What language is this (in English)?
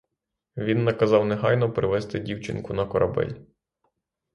Ukrainian